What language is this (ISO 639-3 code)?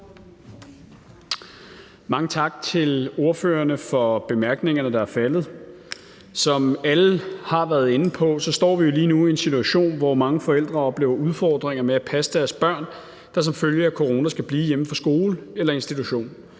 dan